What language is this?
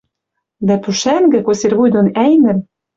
Western Mari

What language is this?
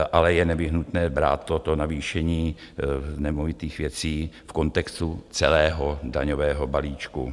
Czech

